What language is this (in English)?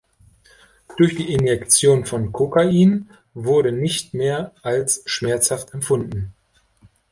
German